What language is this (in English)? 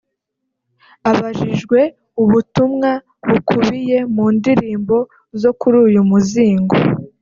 Kinyarwanda